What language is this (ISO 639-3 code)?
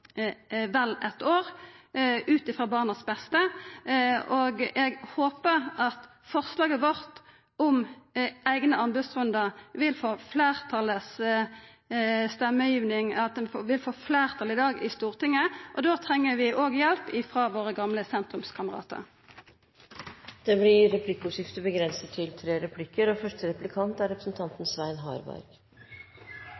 nor